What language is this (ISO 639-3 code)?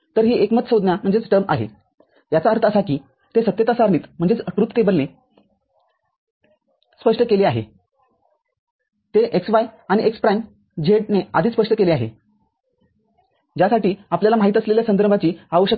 mar